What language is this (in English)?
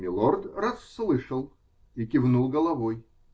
Russian